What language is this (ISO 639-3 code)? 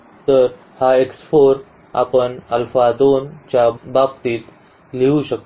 mar